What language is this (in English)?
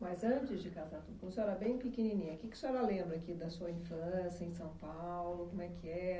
Portuguese